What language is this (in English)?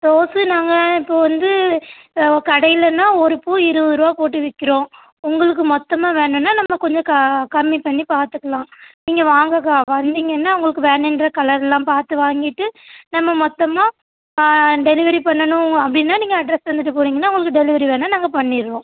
Tamil